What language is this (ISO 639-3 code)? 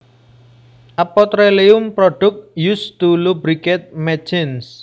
jav